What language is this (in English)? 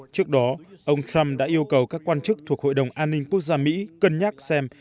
Vietnamese